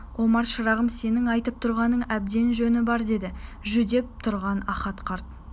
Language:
Kazakh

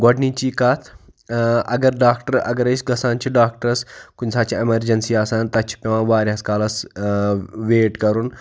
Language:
Kashmiri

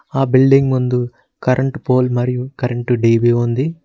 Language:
Telugu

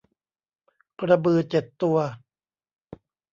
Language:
Thai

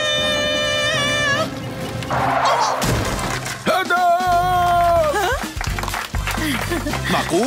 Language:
Arabic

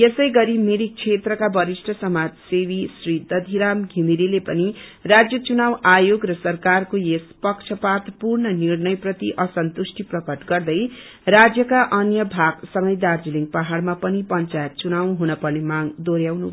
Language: Nepali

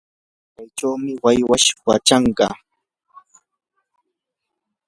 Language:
Yanahuanca Pasco Quechua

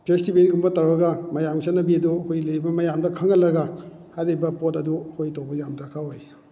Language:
Manipuri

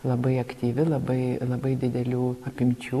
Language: Lithuanian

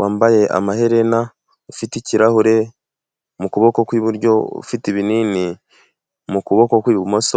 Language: Kinyarwanda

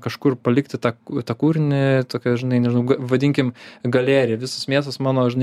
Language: Lithuanian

